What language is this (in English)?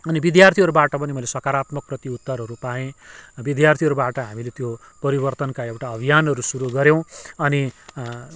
Nepali